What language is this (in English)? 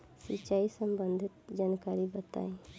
Bhojpuri